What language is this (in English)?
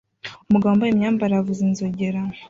Kinyarwanda